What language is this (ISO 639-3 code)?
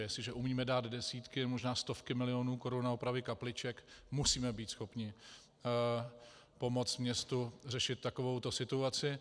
ces